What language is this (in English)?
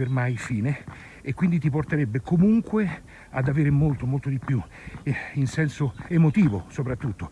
Italian